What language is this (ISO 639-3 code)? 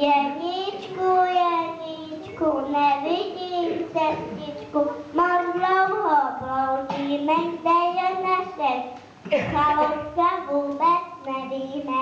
ces